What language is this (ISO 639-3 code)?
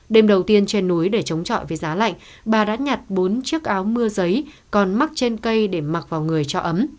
vie